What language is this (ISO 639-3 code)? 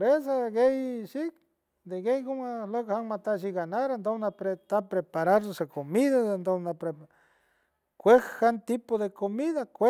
hue